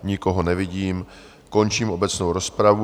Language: Czech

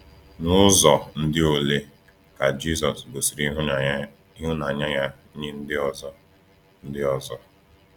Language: Igbo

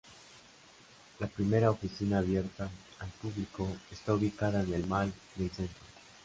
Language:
Spanish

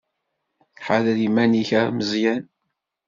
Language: Kabyle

